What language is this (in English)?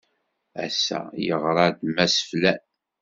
Kabyle